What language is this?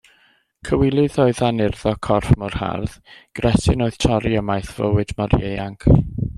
Welsh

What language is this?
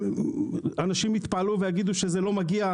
Hebrew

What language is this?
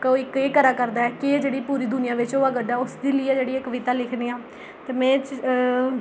Dogri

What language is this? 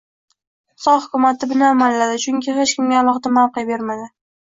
Uzbek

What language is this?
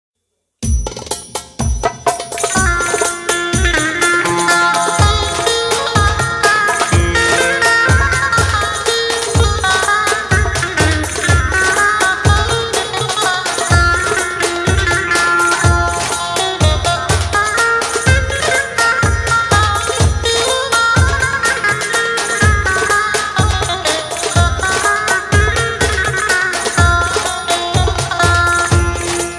Arabic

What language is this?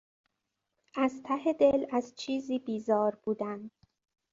Persian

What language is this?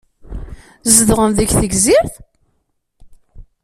Kabyle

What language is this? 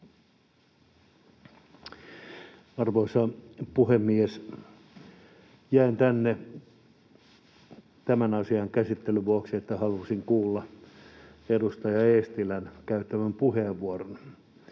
Finnish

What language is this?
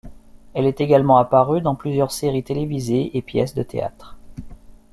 French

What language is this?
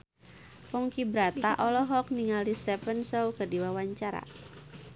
Sundanese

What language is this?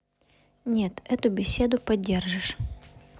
Russian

